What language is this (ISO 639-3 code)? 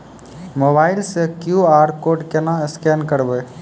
mai